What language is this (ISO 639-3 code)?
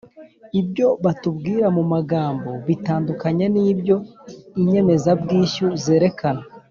kin